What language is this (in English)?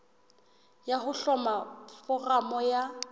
Southern Sotho